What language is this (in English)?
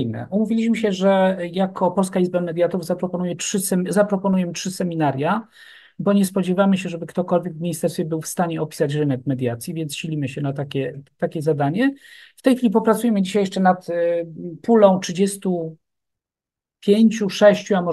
Polish